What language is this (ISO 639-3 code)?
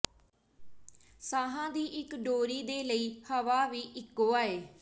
pan